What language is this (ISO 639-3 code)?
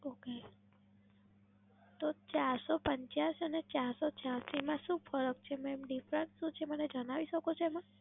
guj